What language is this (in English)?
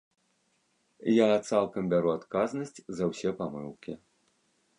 Belarusian